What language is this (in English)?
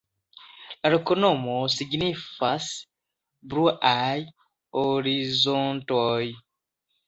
Esperanto